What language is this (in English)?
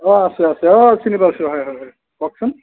Assamese